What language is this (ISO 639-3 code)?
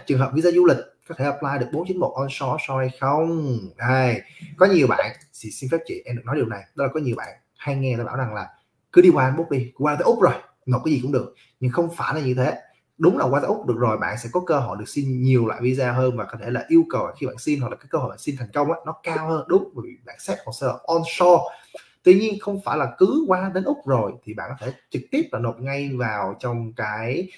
vie